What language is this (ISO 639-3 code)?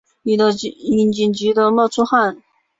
zho